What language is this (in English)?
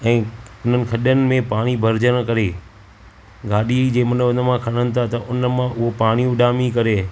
Sindhi